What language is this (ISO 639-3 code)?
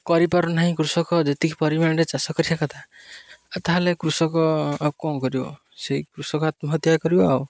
ori